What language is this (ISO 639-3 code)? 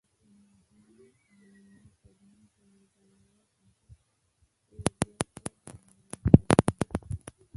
ben